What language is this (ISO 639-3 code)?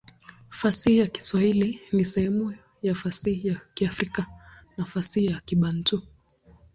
swa